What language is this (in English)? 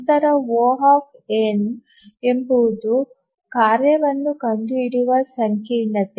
Kannada